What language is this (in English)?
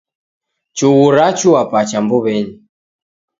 Taita